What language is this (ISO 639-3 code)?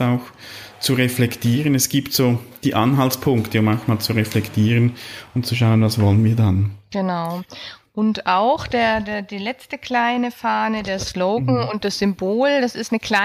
deu